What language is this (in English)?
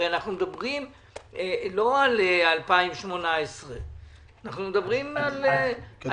Hebrew